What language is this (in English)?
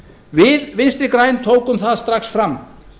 Icelandic